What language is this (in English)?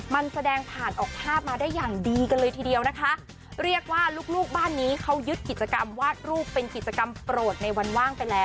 Thai